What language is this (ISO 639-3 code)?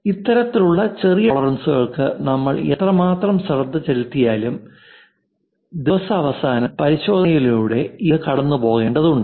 mal